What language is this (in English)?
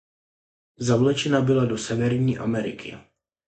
Czech